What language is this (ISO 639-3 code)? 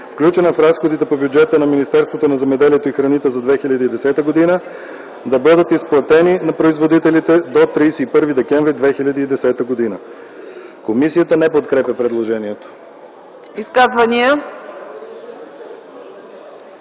bul